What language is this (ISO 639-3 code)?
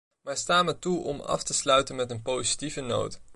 nld